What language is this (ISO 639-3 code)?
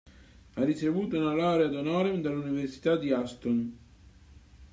ita